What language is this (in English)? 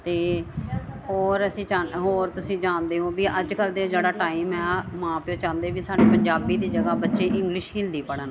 Punjabi